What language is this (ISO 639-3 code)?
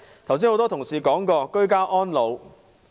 yue